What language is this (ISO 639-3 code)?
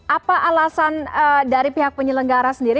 ind